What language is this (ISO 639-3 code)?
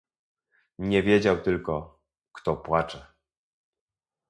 pol